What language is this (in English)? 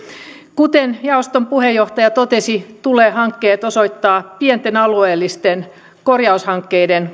Finnish